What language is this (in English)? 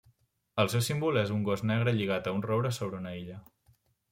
Catalan